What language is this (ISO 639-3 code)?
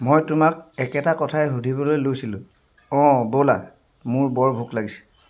asm